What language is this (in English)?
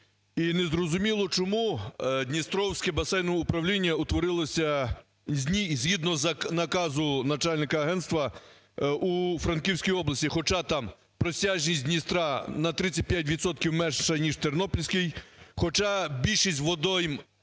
Ukrainian